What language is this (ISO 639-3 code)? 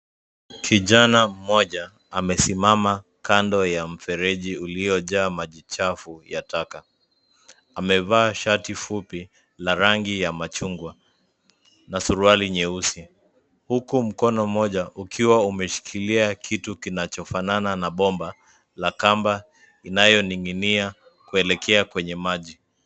swa